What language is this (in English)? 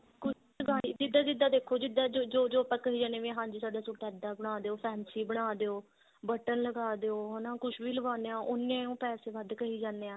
Punjabi